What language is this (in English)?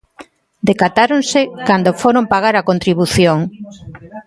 Galician